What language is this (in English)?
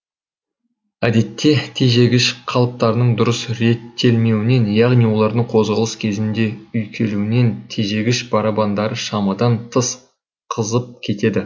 Kazakh